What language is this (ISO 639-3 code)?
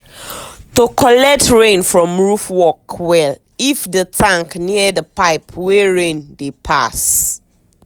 pcm